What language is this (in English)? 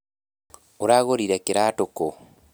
Kikuyu